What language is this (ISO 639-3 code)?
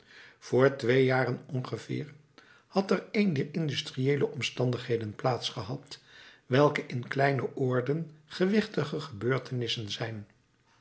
nld